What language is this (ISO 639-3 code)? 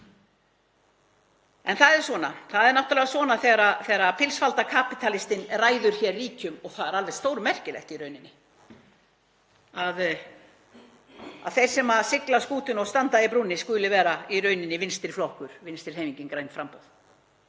isl